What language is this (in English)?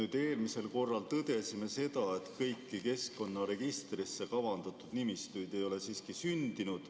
Estonian